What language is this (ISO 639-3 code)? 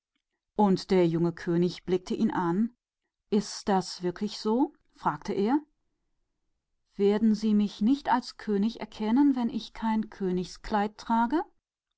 deu